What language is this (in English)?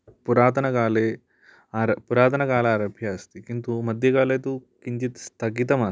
Sanskrit